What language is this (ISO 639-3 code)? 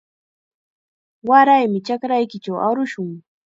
qxa